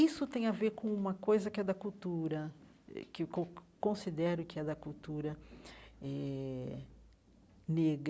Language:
Portuguese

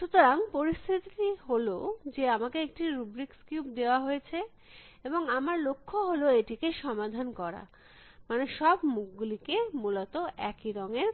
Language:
Bangla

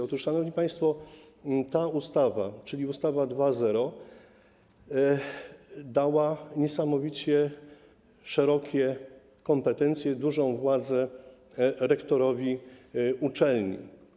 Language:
Polish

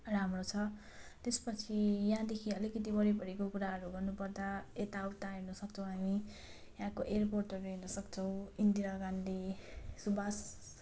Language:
Nepali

